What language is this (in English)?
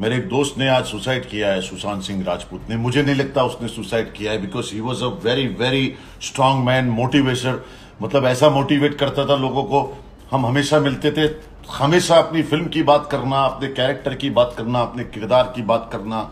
Hindi